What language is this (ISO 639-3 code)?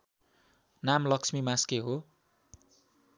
nep